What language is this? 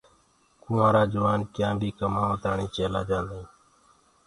Gurgula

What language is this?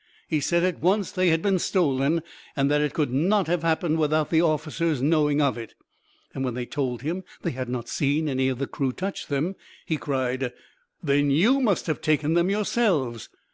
English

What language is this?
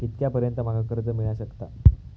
Marathi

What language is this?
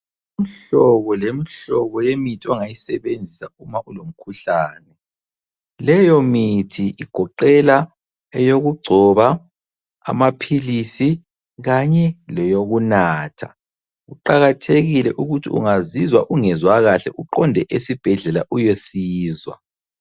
North Ndebele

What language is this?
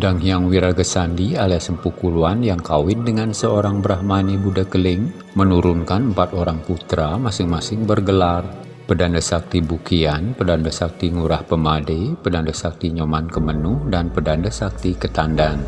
Indonesian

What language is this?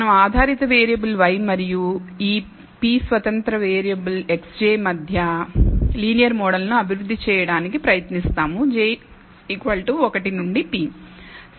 Telugu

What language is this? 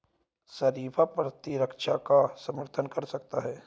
Hindi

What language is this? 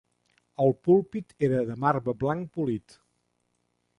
Catalan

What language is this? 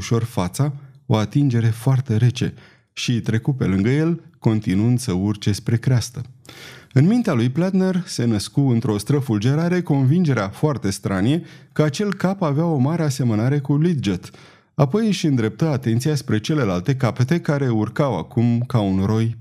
Romanian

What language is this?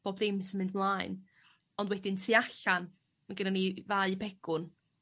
Welsh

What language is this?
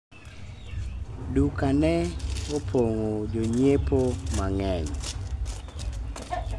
Luo (Kenya and Tanzania)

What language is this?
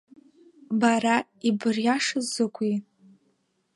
Abkhazian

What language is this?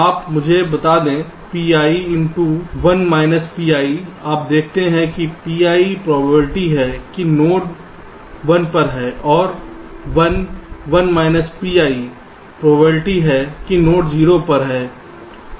Hindi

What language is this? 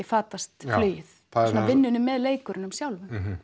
Icelandic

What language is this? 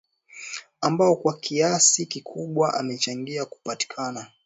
Swahili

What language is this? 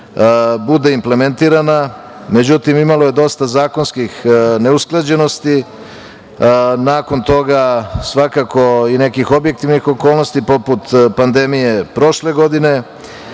Serbian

